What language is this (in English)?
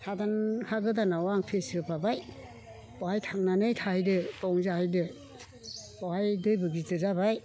Bodo